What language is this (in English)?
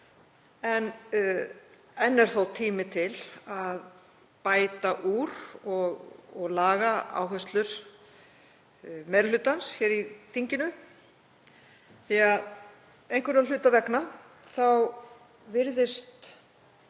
Icelandic